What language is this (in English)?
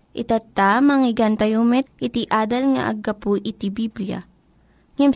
Filipino